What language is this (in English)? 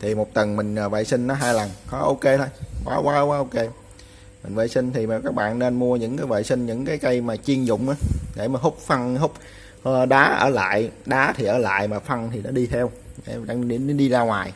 Vietnamese